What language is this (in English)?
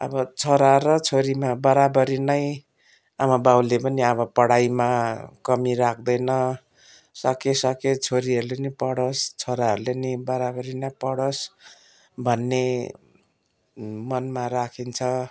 Nepali